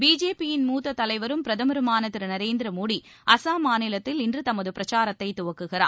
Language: Tamil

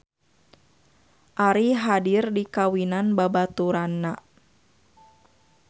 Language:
Sundanese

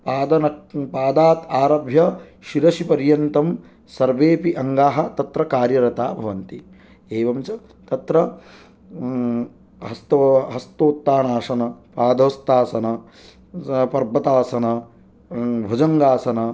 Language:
Sanskrit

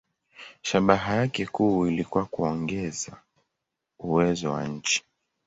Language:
Swahili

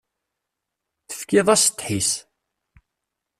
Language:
Kabyle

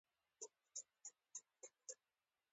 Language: Pashto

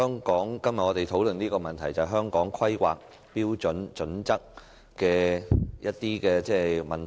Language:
Cantonese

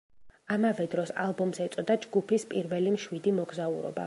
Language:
Georgian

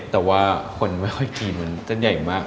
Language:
Thai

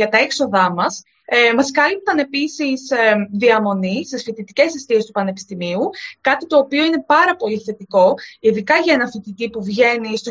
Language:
Greek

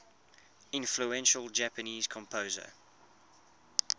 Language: English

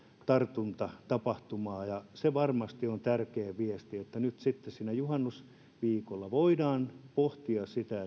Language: Finnish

